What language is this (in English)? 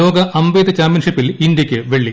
Malayalam